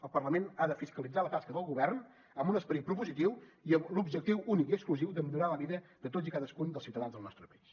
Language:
Catalan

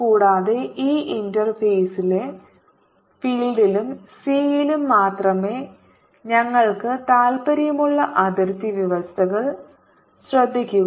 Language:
Malayalam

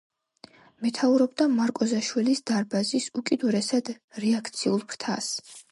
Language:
Georgian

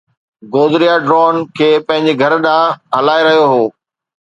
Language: Sindhi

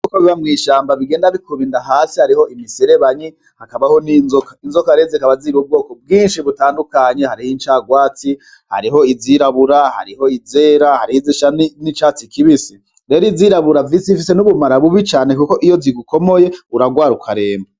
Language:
Rundi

